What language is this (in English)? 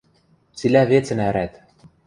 Western Mari